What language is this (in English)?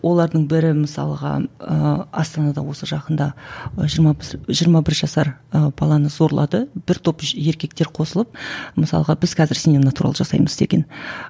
Kazakh